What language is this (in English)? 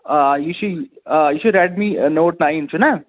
Kashmiri